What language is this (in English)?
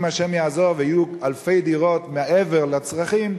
Hebrew